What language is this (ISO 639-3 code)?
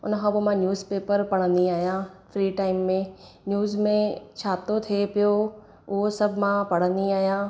snd